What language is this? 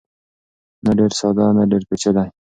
Pashto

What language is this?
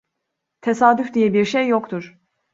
Turkish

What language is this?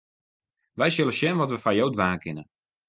Western Frisian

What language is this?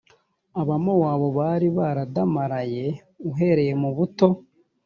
Kinyarwanda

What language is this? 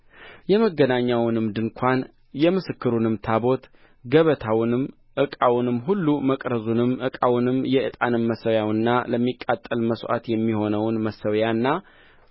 Amharic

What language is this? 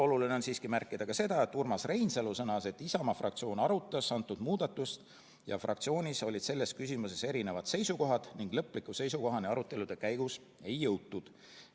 Estonian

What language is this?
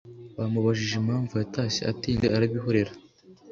Kinyarwanda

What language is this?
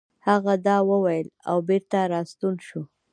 Pashto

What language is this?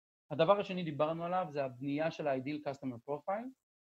Hebrew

